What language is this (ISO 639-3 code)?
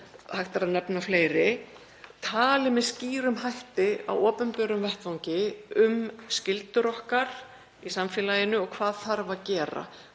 isl